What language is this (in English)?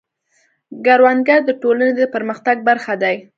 Pashto